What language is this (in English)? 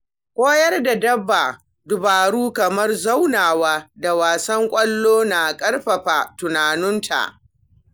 Hausa